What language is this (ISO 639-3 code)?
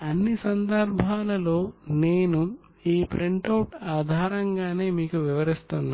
tel